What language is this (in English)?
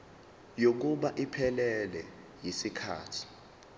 Zulu